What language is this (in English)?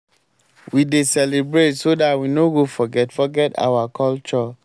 Nigerian Pidgin